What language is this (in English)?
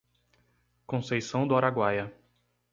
Portuguese